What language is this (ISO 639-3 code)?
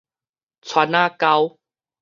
nan